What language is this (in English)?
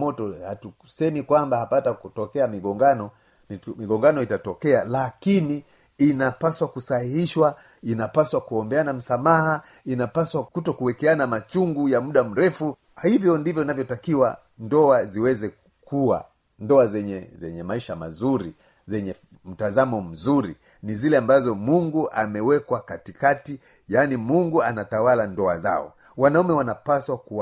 Swahili